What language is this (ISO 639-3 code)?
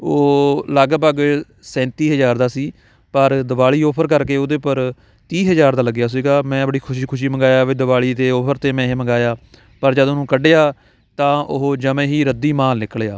pan